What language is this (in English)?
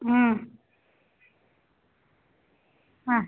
Tamil